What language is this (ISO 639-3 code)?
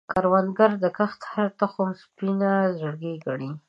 pus